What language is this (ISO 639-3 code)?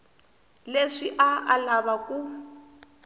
tso